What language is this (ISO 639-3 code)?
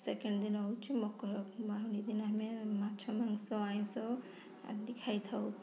ori